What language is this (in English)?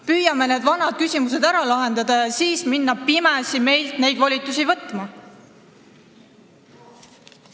Estonian